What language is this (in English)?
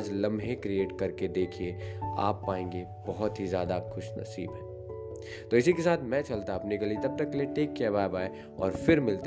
Hindi